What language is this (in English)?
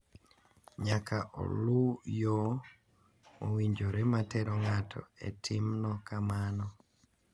Luo (Kenya and Tanzania)